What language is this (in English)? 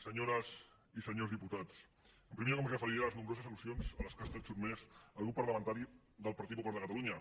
Catalan